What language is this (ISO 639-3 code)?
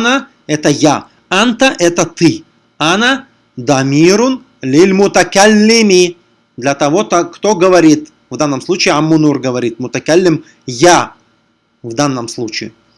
rus